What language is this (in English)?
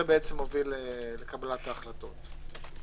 Hebrew